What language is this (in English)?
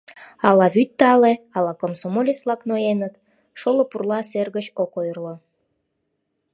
Mari